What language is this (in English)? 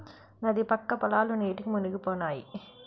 Telugu